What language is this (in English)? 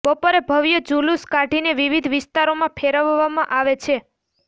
Gujarati